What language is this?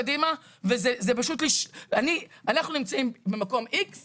Hebrew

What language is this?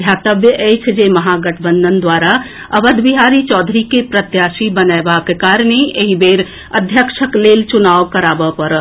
Maithili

